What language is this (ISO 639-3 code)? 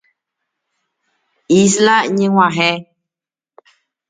grn